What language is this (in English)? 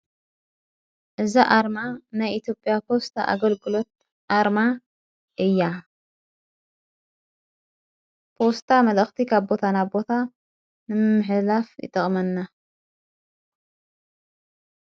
Tigrinya